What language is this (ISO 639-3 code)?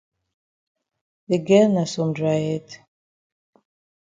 wes